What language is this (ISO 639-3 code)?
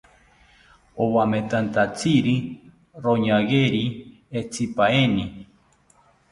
cpy